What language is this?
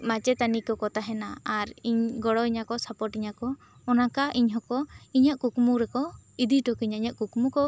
Santali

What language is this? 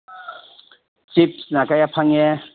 Manipuri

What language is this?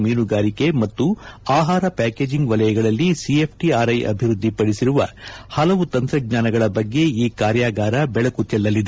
Kannada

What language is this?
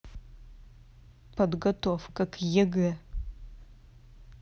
Russian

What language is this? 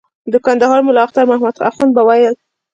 Pashto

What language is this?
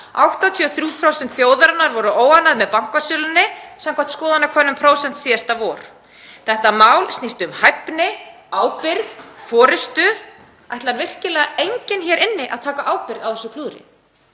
Icelandic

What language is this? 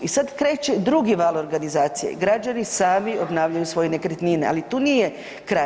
Croatian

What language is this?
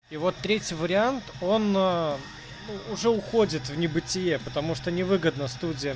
Russian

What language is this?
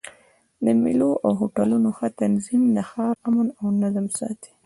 Pashto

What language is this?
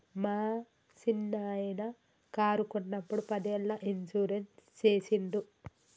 Telugu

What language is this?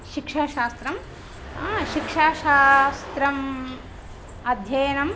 Sanskrit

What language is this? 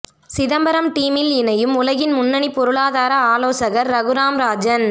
Tamil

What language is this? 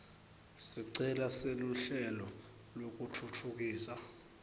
Swati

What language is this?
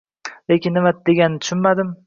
Uzbek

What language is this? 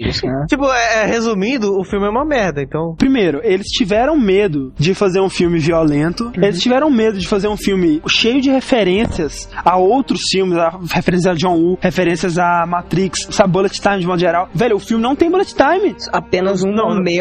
Portuguese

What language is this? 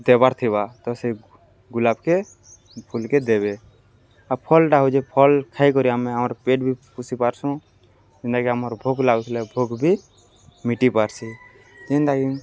Odia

